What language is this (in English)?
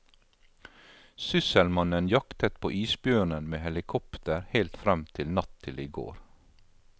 Norwegian